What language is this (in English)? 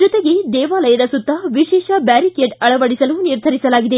Kannada